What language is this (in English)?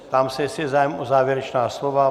Czech